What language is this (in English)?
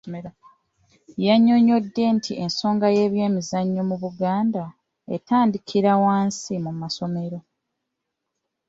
Ganda